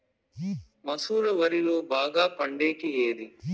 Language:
Telugu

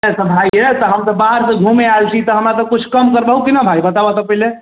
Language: Maithili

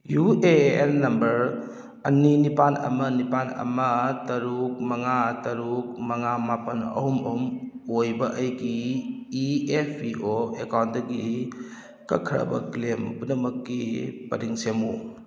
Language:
Manipuri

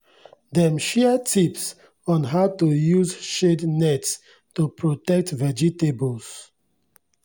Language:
Nigerian Pidgin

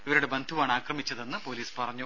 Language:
Malayalam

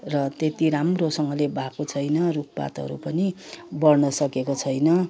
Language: Nepali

